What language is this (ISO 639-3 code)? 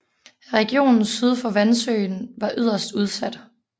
dan